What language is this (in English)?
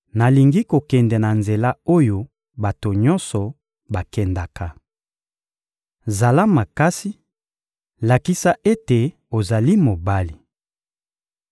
Lingala